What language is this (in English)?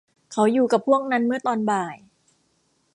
Thai